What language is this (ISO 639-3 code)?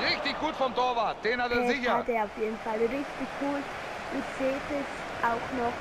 deu